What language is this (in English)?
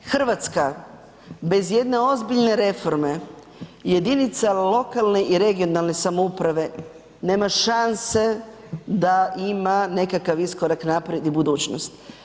Croatian